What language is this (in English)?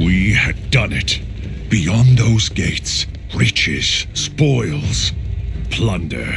English